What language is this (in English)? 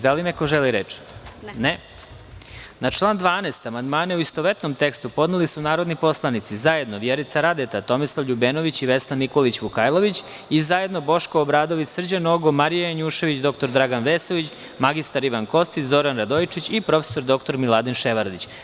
Serbian